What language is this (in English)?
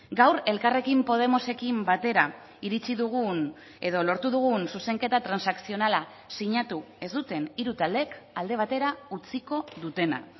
Basque